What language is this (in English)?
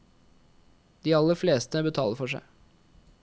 Norwegian